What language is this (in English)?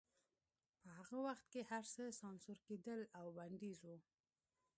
Pashto